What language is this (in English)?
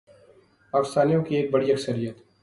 Urdu